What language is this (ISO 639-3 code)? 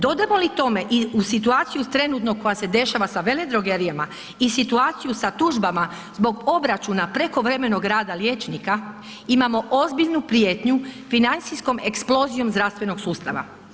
hrv